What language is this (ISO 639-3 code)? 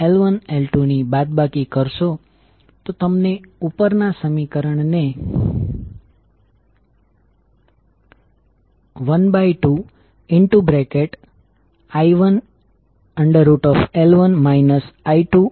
guj